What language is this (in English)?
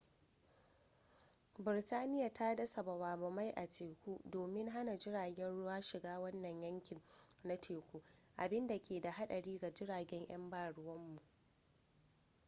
Hausa